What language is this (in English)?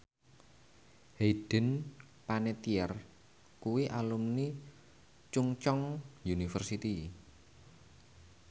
Javanese